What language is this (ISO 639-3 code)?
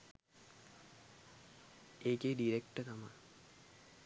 sin